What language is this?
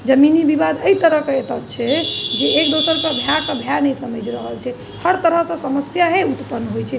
Maithili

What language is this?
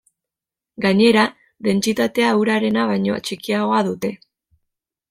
Basque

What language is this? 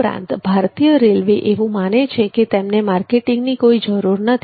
Gujarati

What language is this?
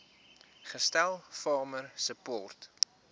Afrikaans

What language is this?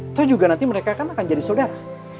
Indonesian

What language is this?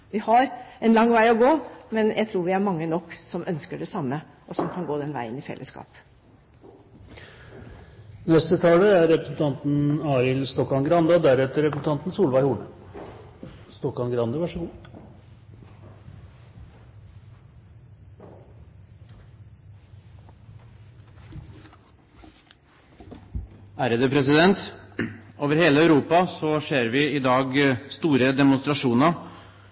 Norwegian Bokmål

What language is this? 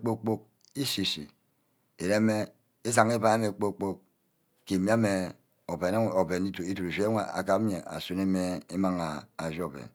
Ubaghara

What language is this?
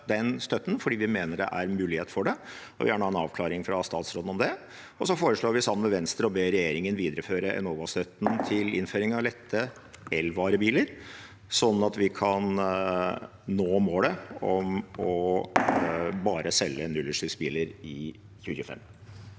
Norwegian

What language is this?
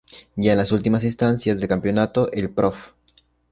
Spanish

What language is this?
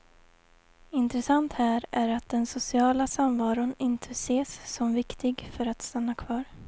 Swedish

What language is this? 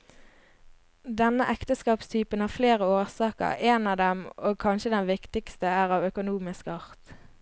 Norwegian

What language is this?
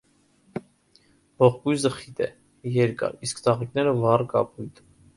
Armenian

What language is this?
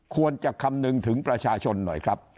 Thai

